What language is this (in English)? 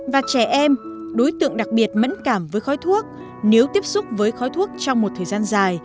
Vietnamese